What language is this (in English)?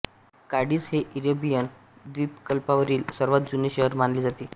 Marathi